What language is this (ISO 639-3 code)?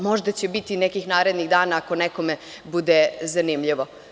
srp